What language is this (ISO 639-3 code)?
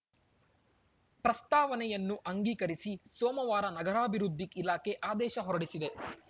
kan